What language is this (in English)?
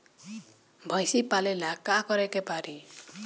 Bhojpuri